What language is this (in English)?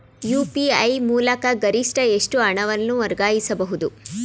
Kannada